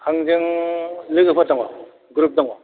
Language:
Bodo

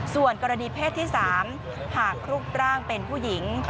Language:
Thai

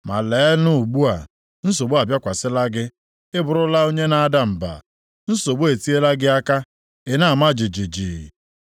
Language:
Igbo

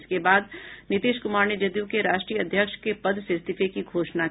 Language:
Hindi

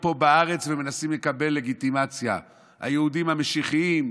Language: Hebrew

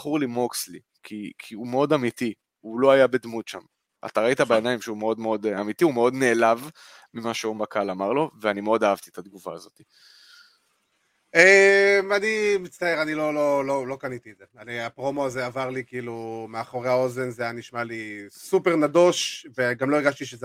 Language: Hebrew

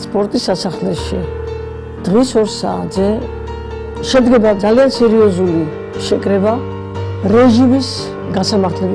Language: French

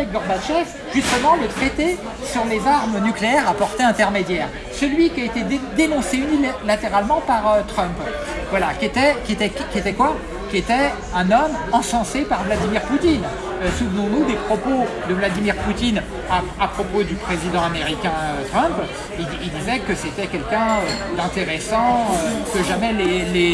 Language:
French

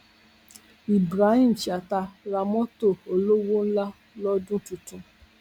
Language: Yoruba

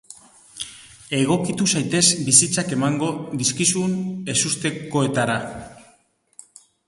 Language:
Basque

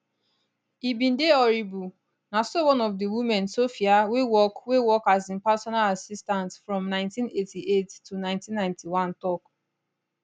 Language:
Nigerian Pidgin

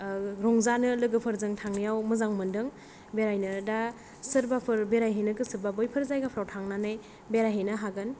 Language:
Bodo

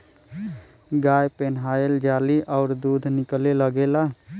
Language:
Bhojpuri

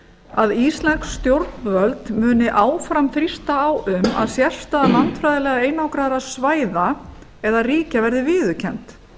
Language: Icelandic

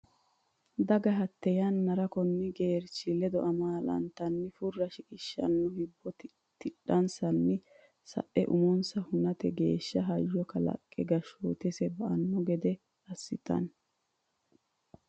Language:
Sidamo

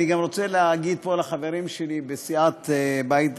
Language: Hebrew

